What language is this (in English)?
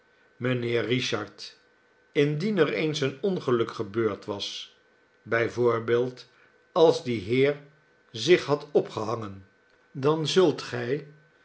Dutch